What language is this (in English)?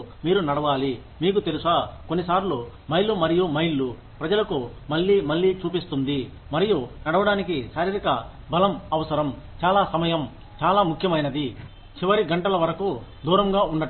Telugu